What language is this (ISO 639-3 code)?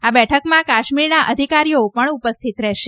guj